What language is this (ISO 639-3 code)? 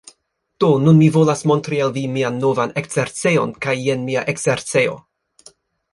epo